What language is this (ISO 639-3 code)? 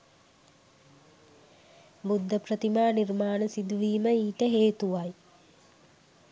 sin